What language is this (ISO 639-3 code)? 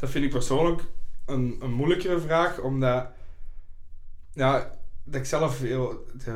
nld